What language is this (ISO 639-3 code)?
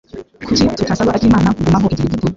kin